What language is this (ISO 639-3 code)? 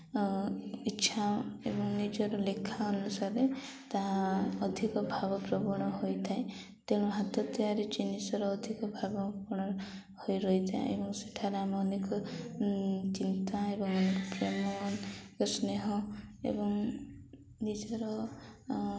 ori